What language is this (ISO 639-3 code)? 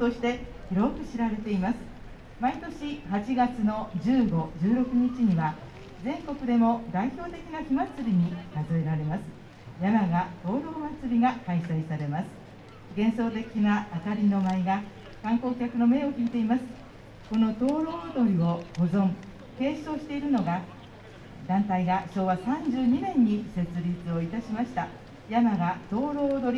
jpn